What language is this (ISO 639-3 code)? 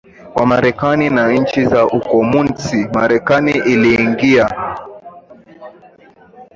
swa